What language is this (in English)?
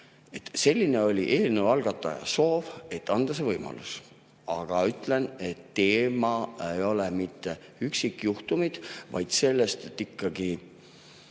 Estonian